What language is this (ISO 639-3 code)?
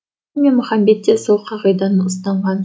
kaz